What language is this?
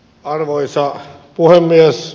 Finnish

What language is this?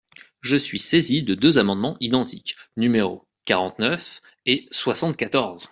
French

